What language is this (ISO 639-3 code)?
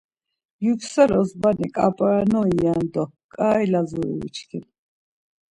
lzz